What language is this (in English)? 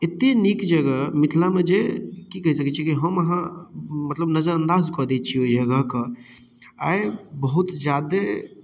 Maithili